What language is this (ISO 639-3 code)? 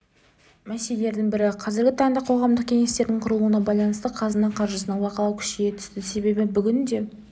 kaz